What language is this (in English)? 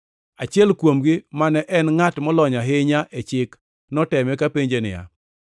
Luo (Kenya and Tanzania)